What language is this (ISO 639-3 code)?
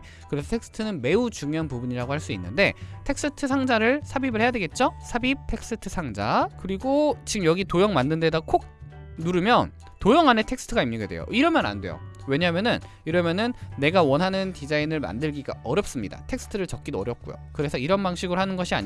kor